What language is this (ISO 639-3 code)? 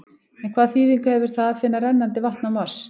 isl